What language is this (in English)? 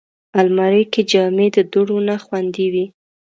Pashto